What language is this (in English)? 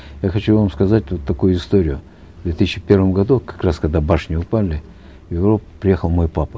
Kazakh